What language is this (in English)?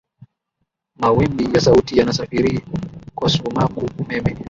Swahili